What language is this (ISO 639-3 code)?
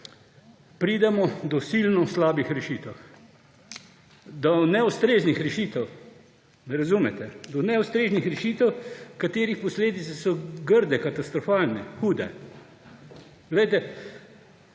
slv